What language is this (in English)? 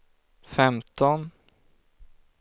Swedish